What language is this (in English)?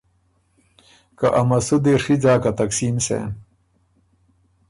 Ormuri